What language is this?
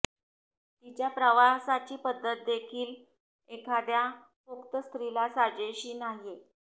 Marathi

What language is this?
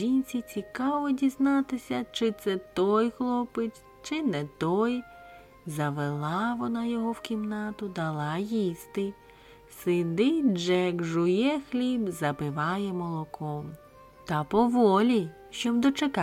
Ukrainian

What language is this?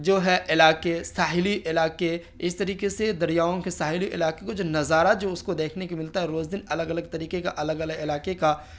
Urdu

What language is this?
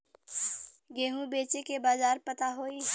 Bhojpuri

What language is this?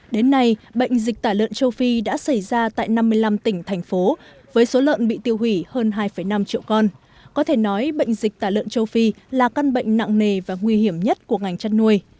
Vietnamese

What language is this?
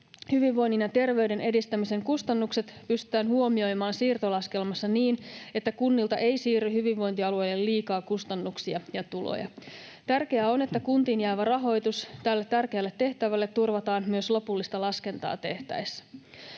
Finnish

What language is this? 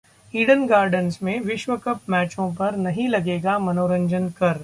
Hindi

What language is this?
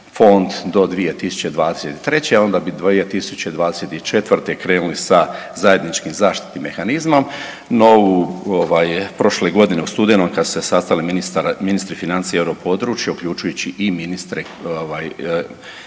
Croatian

